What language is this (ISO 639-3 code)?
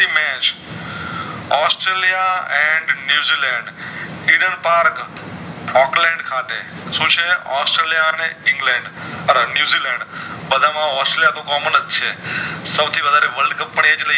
guj